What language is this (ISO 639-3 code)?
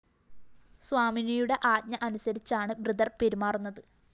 mal